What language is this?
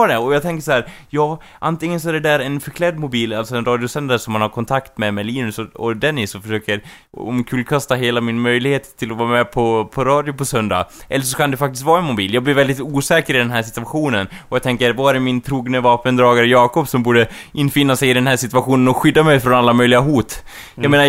Swedish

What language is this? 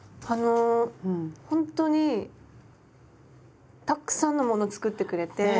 Japanese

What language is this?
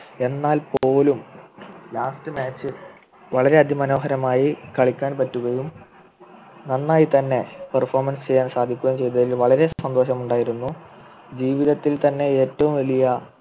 Malayalam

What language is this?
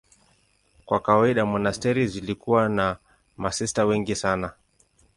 Swahili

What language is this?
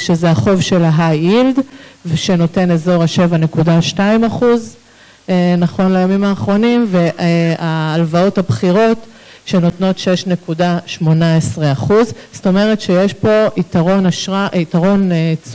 Hebrew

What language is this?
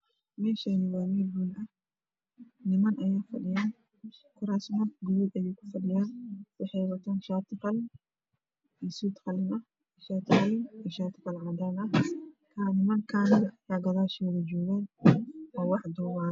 Somali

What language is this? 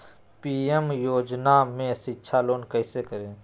Magahi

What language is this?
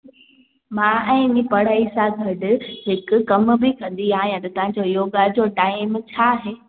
Sindhi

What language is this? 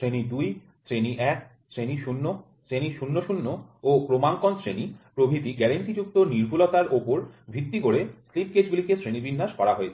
Bangla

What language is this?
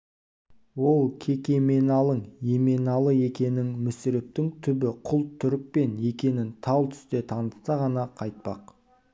Kazakh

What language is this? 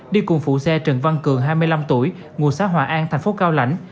Vietnamese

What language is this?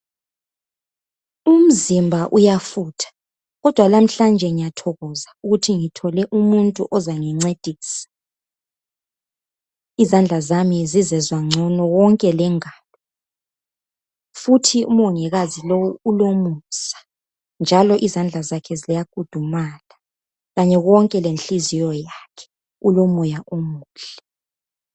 North Ndebele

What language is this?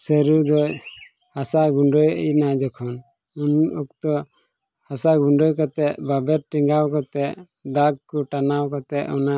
Santali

